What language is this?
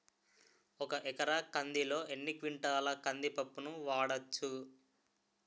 Telugu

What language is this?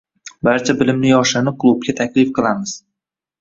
Uzbek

